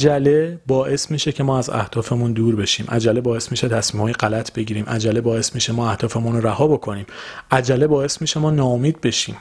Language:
Persian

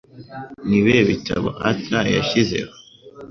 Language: Kinyarwanda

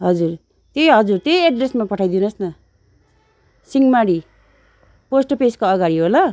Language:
Nepali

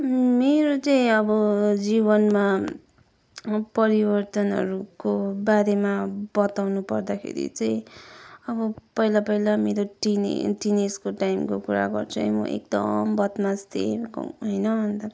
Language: Nepali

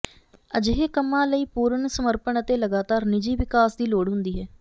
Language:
Punjabi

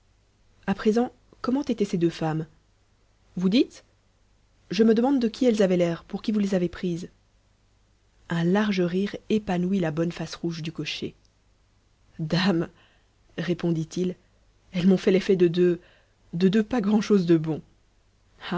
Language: French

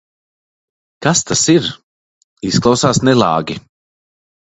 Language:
Latvian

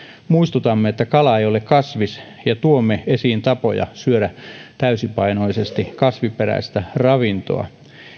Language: Finnish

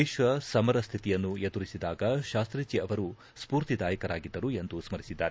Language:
Kannada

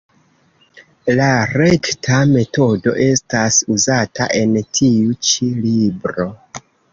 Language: Esperanto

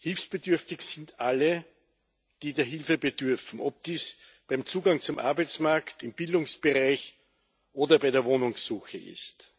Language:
German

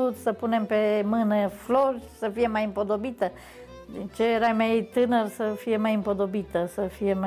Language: Romanian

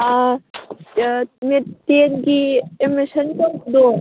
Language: Manipuri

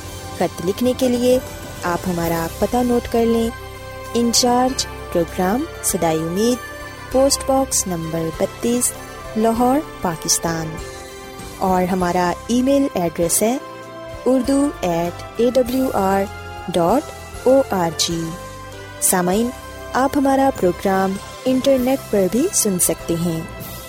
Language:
Urdu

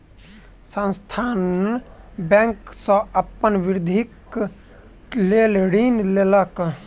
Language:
Maithili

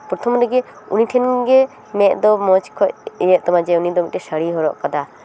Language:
Santali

